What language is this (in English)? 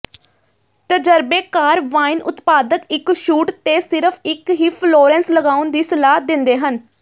Punjabi